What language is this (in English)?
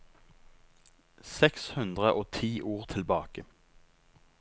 Norwegian